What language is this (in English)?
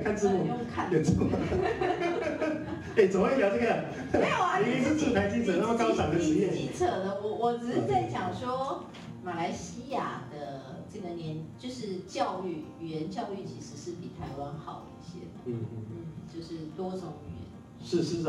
Chinese